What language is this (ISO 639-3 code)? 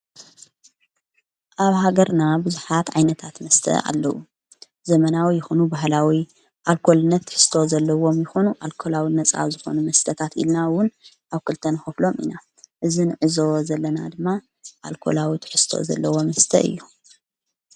tir